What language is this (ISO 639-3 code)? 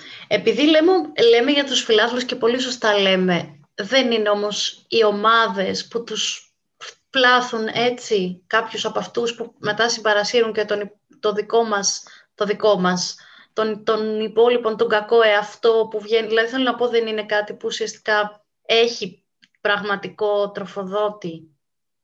ell